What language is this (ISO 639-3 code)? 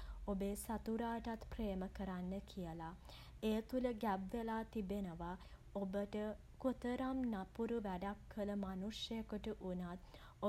sin